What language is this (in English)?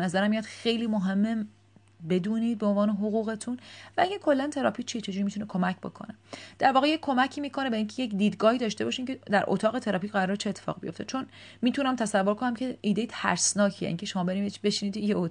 Persian